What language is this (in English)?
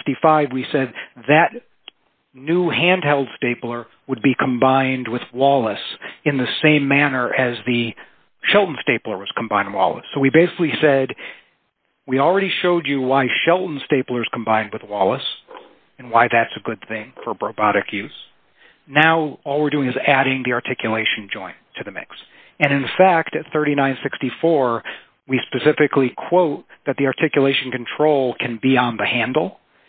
English